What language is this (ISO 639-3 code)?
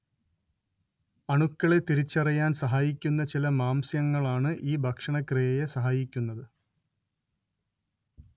mal